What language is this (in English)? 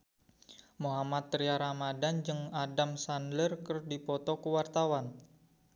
Sundanese